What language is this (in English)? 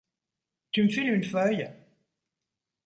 French